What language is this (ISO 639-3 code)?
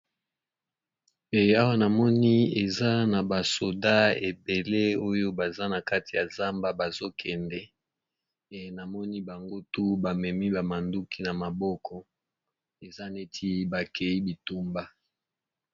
lin